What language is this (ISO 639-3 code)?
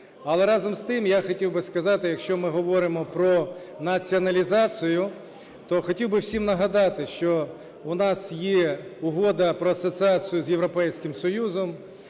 ukr